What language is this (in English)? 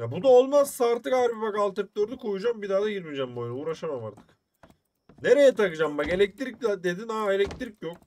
Turkish